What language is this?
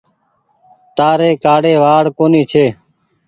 Goaria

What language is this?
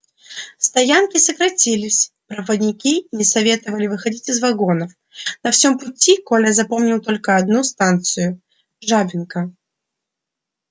Russian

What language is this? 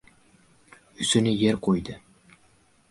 Uzbek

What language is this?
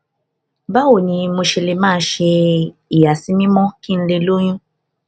Yoruba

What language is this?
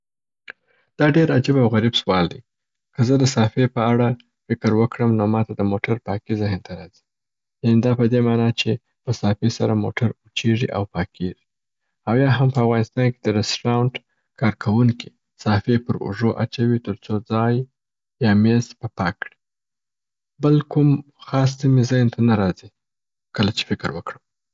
Southern Pashto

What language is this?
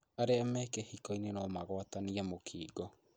Kikuyu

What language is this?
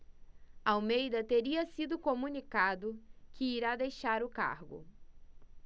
Portuguese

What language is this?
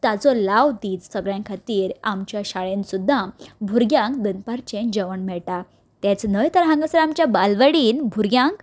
Konkani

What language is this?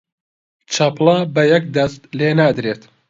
Central Kurdish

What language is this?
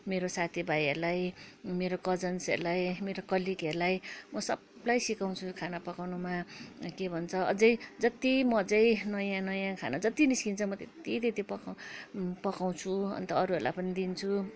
Nepali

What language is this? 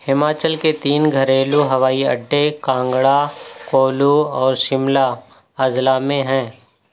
Urdu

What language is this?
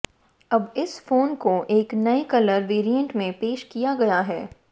Hindi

